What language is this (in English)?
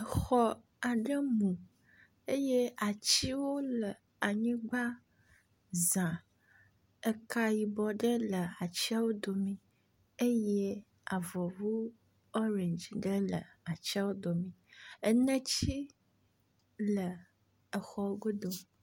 Ewe